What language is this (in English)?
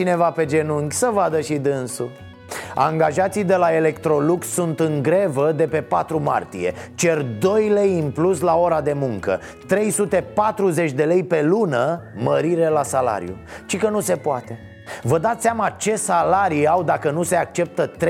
Romanian